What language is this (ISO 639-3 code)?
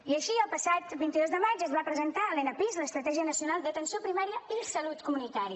cat